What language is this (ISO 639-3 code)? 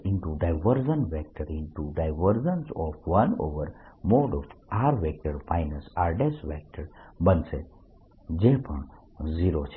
guj